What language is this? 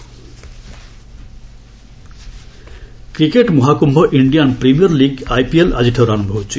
Odia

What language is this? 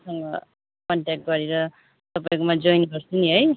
Nepali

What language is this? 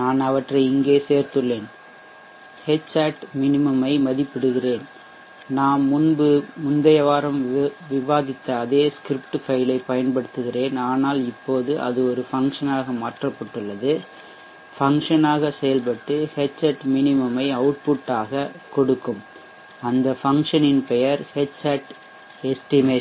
Tamil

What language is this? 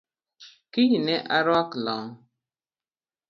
Luo (Kenya and Tanzania)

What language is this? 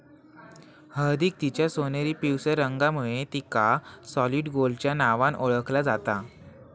Marathi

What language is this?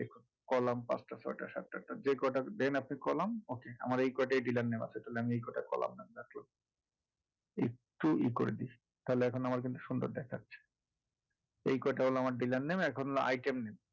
Bangla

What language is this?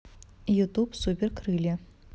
Russian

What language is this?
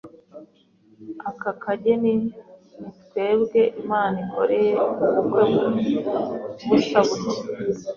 Kinyarwanda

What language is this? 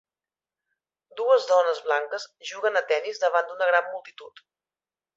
Catalan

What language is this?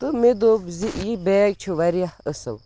Kashmiri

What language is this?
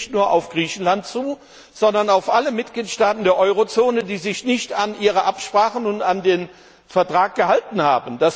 German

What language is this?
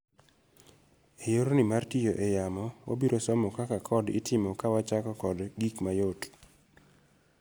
Luo (Kenya and Tanzania)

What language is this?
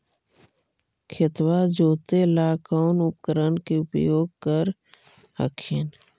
Magahi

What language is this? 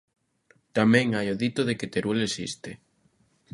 Galician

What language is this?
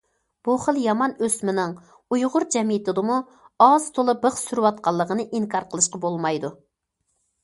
Uyghur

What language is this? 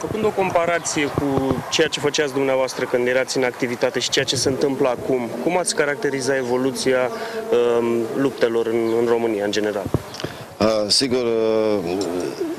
Romanian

